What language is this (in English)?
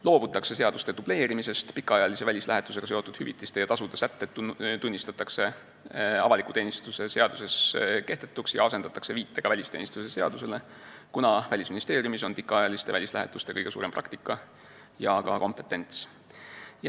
Estonian